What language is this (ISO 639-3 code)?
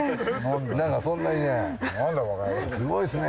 jpn